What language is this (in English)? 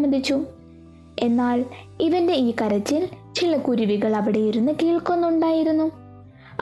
Malayalam